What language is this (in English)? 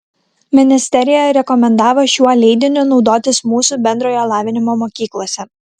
Lithuanian